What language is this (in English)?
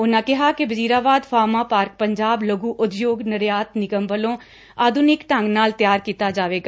Punjabi